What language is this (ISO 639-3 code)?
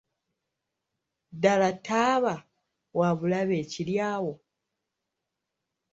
lug